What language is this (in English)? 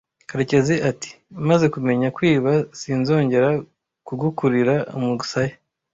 Kinyarwanda